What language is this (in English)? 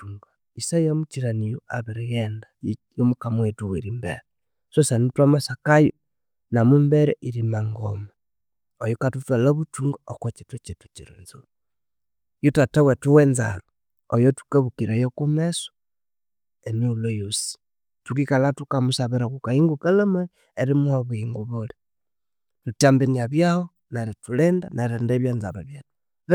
Konzo